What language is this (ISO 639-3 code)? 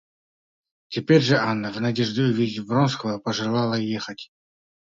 rus